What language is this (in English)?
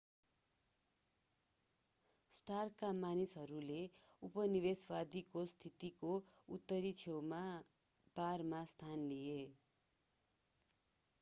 Nepali